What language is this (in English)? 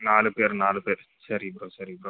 Tamil